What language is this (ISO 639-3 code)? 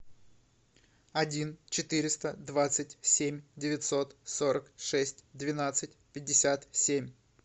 rus